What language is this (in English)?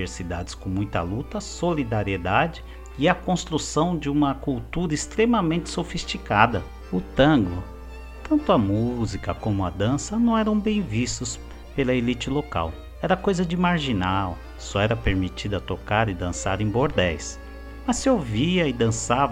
Portuguese